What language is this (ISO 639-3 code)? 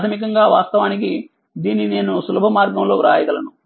tel